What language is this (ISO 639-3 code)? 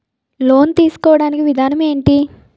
tel